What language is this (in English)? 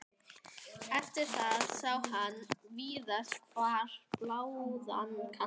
Icelandic